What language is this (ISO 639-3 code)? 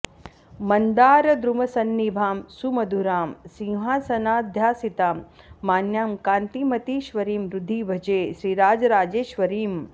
san